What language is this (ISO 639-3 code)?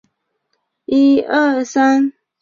zho